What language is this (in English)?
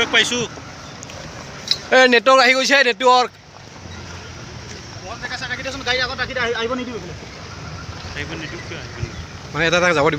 Indonesian